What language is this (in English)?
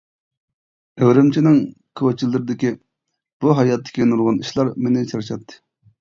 Uyghur